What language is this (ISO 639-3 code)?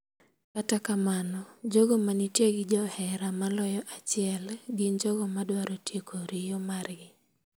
luo